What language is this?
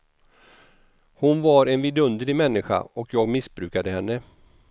Swedish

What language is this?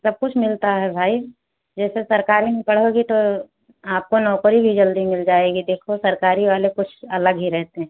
Hindi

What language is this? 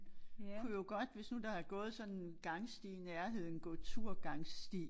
Danish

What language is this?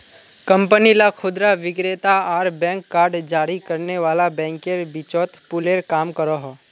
Magahi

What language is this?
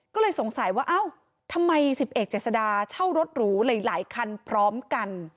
Thai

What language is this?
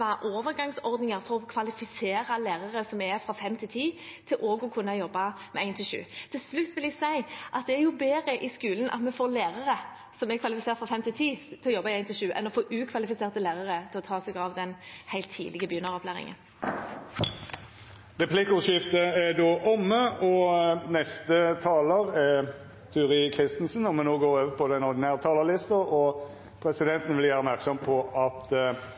Norwegian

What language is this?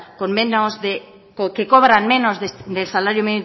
Spanish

